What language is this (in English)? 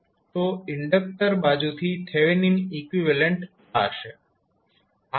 Gujarati